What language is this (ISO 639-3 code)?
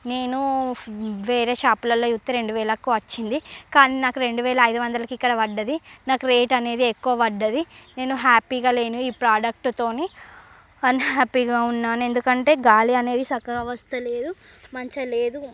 tel